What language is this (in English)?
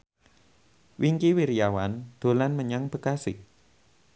Javanese